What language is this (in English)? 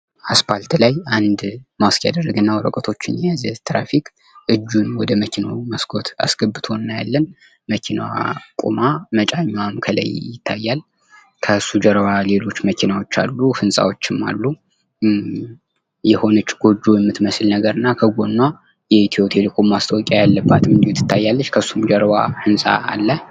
Amharic